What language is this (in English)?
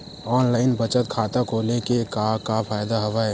Chhattisgarhi